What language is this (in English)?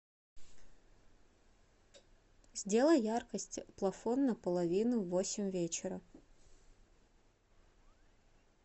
Russian